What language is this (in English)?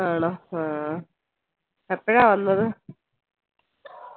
Malayalam